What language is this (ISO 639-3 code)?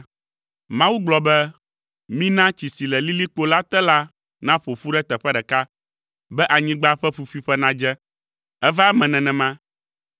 ewe